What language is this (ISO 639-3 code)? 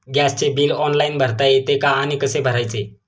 mar